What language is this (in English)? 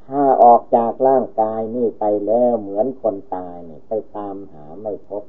Thai